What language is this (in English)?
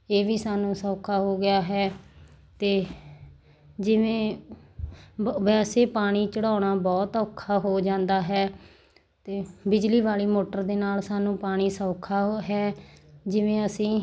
Punjabi